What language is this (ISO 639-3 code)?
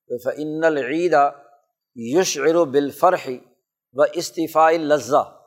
urd